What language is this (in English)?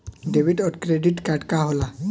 Bhojpuri